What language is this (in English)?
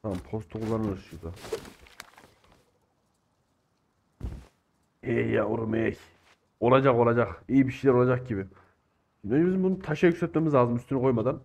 Turkish